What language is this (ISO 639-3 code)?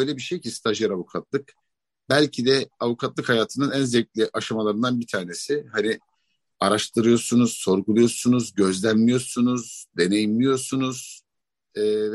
tur